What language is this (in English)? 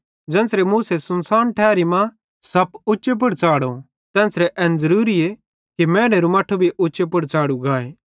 Bhadrawahi